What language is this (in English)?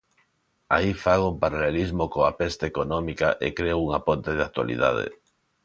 Galician